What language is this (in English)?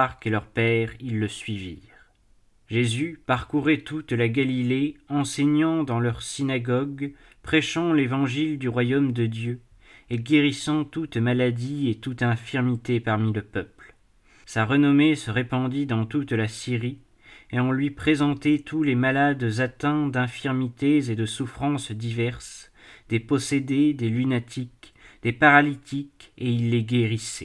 French